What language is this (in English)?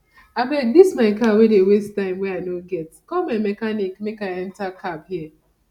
Nigerian Pidgin